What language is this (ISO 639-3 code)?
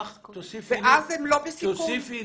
heb